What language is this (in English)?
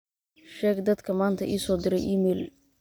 Somali